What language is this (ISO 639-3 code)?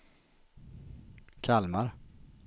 swe